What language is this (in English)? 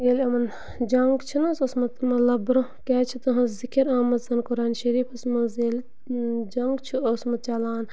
Kashmiri